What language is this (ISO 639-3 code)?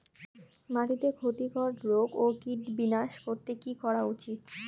ben